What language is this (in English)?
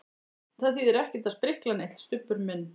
Icelandic